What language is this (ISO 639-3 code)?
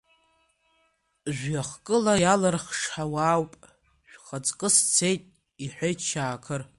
abk